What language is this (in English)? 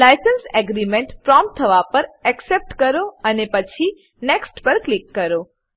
Gujarati